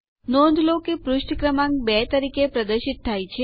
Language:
Gujarati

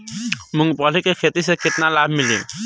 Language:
Bhojpuri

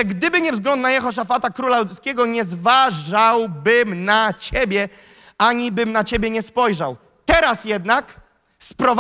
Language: Polish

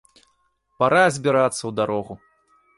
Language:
Belarusian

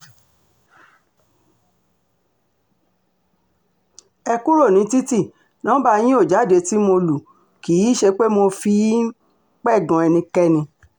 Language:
Yoruba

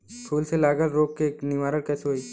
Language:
Bhojpuri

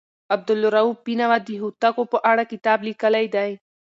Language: Pashto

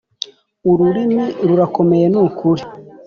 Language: Kinyarwanda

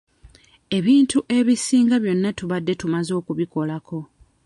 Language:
Ganda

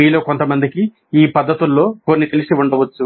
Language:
Telugu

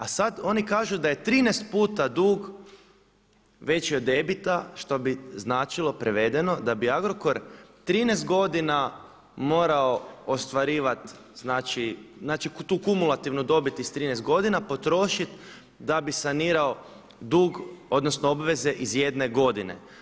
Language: Croatian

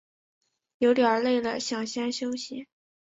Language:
Chinese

